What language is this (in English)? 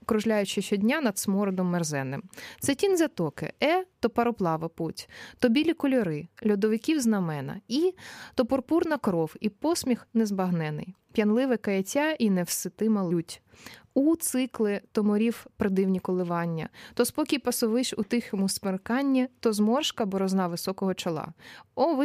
Ukrainian